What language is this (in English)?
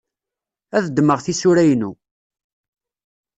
Kabyle